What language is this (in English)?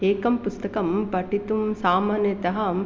Sanskrit